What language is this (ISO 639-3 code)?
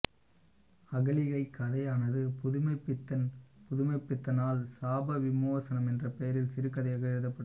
tam